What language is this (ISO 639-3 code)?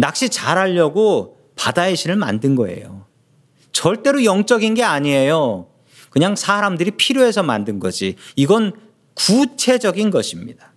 kor